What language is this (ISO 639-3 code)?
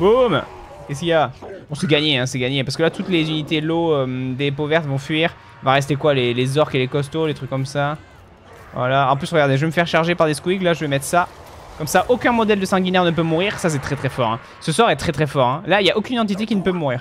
fra